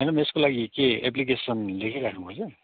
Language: Nepali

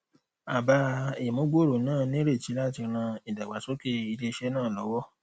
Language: Yoruba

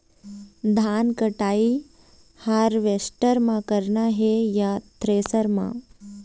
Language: Chhattisgarhi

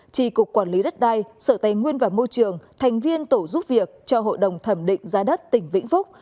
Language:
Vietnamese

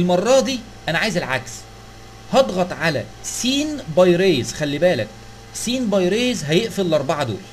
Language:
Arabic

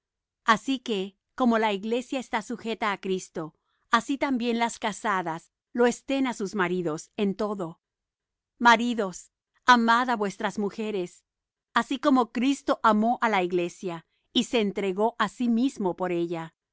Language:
Spanish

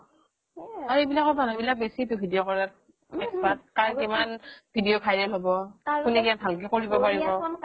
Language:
Assamese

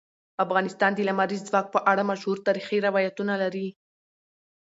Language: Pashto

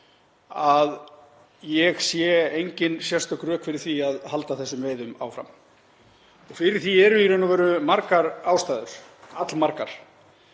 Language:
Icelandic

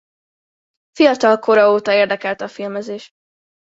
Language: Hungarian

